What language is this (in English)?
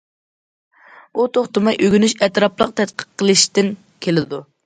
Uyghur